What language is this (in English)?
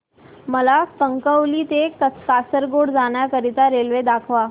Marathi